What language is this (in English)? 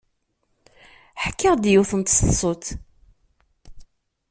Kabyle